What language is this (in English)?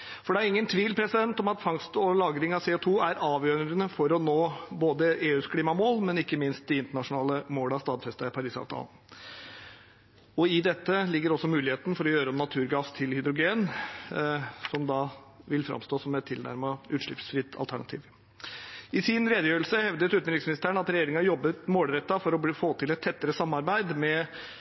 Norwegian Bokmål